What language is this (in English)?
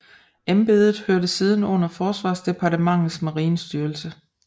Danish